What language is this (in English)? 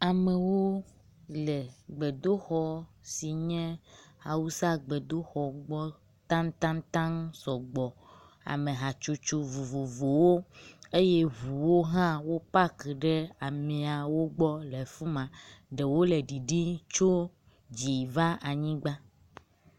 Ewe